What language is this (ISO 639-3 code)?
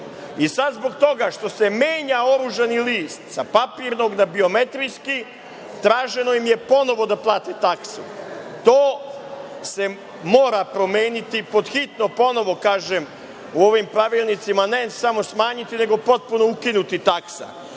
srp